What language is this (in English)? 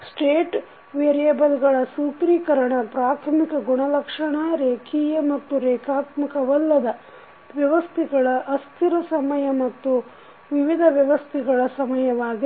Kannada